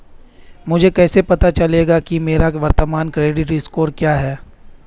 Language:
Hindi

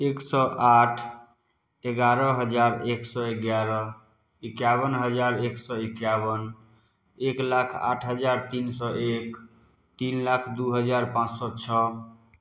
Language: Maithili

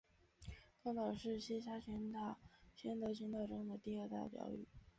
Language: Chinese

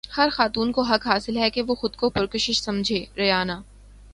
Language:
Urdu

